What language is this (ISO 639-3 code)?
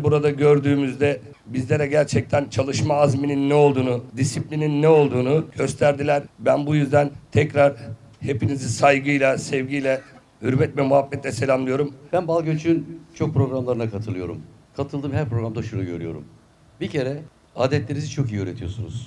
tur